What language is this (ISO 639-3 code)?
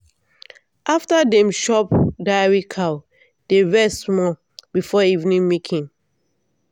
pcm